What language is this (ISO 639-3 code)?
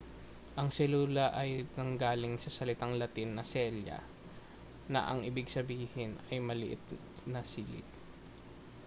fil